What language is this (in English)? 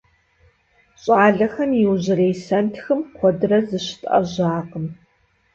Kabardian